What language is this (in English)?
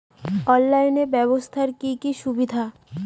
Bangla